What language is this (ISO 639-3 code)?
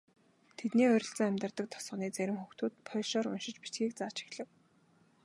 mon